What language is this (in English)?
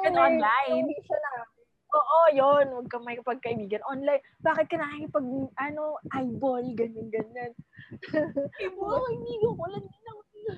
Filipino